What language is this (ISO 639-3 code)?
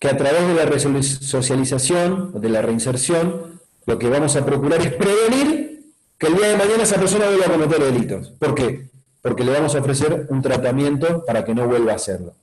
spa